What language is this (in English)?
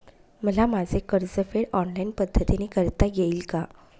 Marathi